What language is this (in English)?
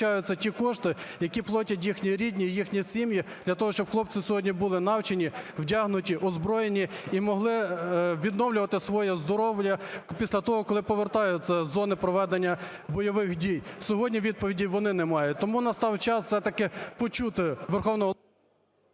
Ukrainian